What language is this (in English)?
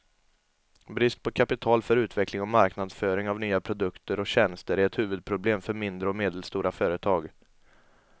Swedish